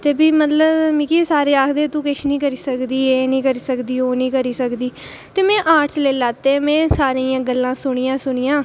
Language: Dogri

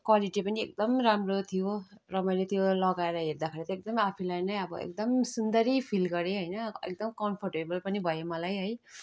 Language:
Nepali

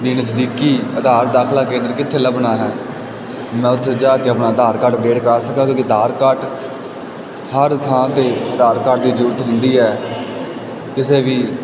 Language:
Punjabi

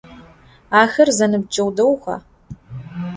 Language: Adyghe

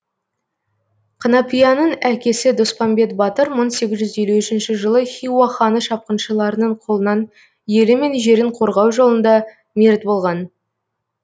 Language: Kazakh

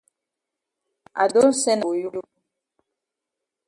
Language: Cameroon Pidgin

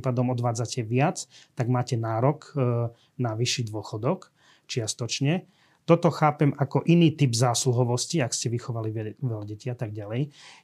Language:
Slovak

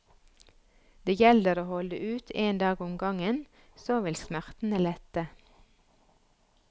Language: Norwegian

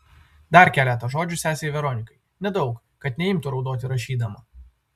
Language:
Lithuanian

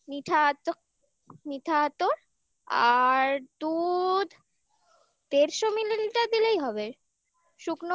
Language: Bangla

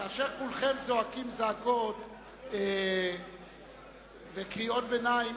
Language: Hebrew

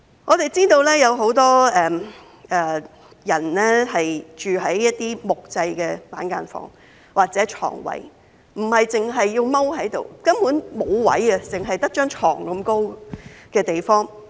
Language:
Cantonese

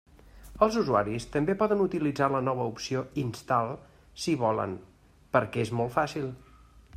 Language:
Catalan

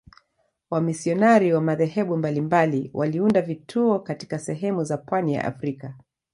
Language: Swahili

